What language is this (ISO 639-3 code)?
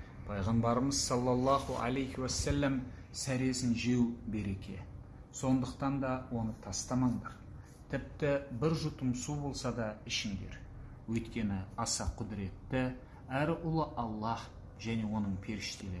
tur